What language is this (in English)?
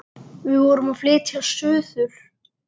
Icelandic